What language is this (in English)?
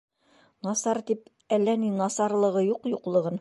Bashkir